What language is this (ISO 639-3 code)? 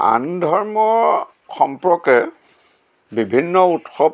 asm